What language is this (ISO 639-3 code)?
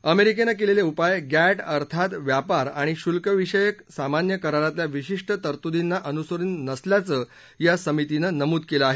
mar